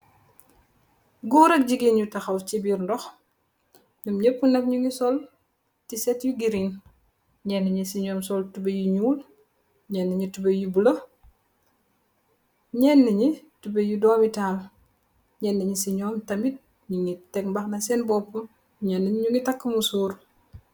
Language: Wolof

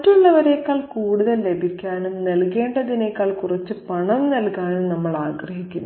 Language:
Malayalam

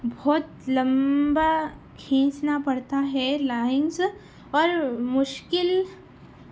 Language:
Urdu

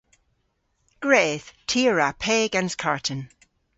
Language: Cornish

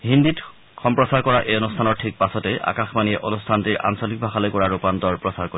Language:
Assamese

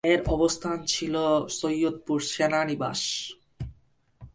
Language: Bangla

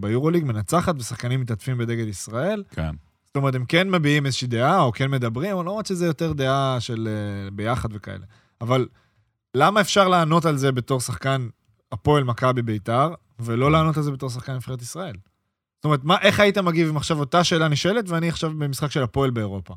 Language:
Hebrew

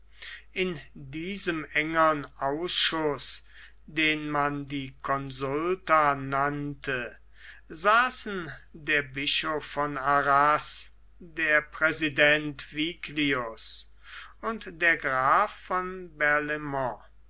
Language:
German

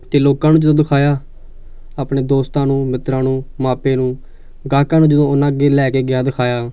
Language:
Punjabi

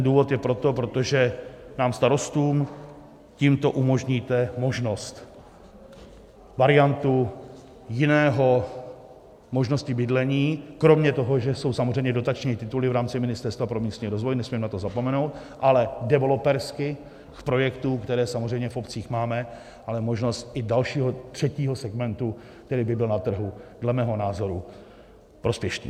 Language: Czech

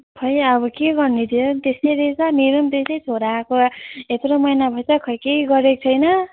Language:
Nepali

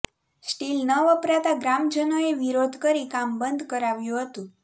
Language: Gujarati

